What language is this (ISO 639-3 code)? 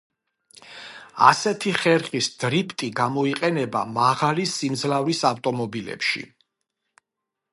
kat